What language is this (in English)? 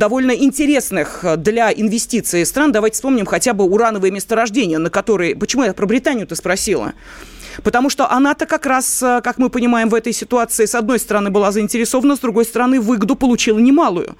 Russian